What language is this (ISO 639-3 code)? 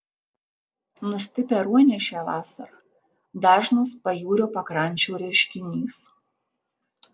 lit